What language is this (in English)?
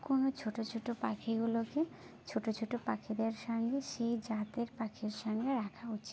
Bangla